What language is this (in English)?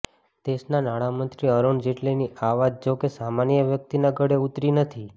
Gujarati